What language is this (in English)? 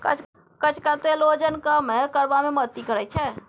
Maithili